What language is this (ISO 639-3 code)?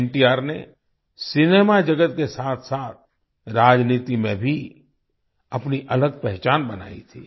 hin